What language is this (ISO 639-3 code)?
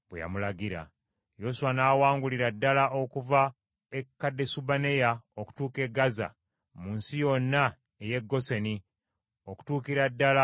lug